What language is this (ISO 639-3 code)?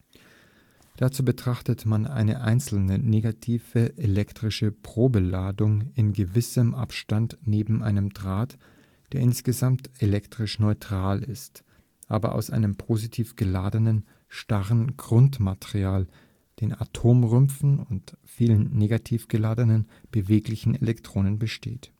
deu